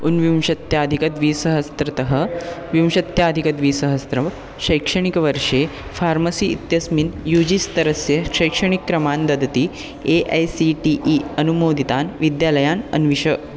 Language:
Sanskrit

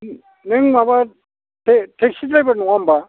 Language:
Bodo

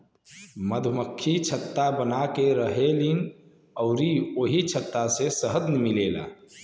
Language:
Bhojpuri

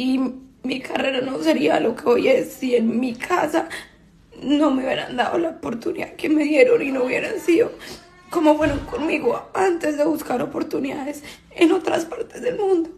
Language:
Spanish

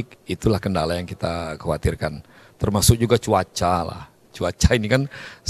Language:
Indonesian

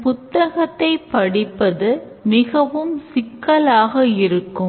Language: Tamil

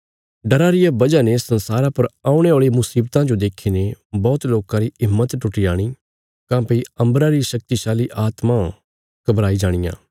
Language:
Bilaspuri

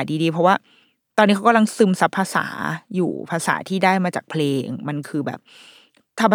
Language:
Thai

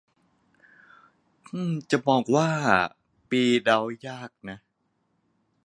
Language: Thai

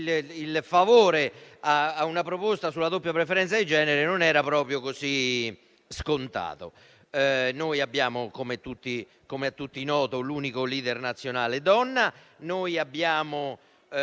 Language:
Italian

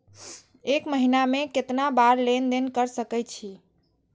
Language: Maithili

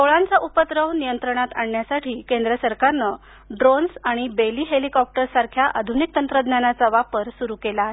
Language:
Marathi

